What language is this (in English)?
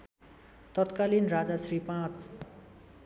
Nepali